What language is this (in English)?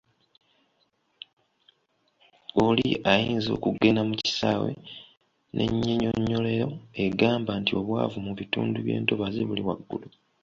Ganda